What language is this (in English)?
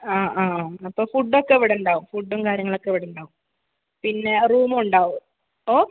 Malayalam